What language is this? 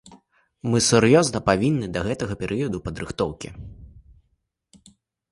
Belarusian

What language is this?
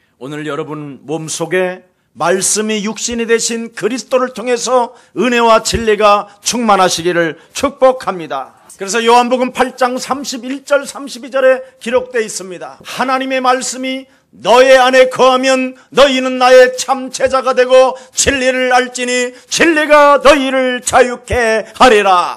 Korean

